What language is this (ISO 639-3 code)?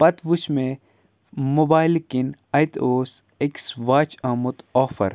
kas